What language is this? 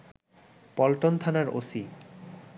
Bangla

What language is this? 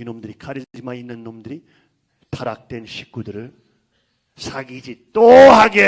Korean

